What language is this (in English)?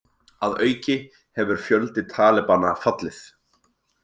Icelandic